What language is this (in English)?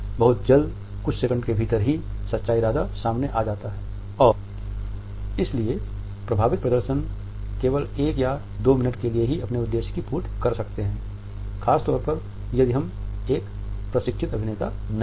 Hindi